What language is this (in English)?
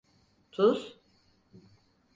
Turkish